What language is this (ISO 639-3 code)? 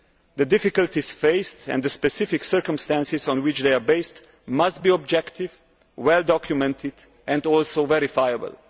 eng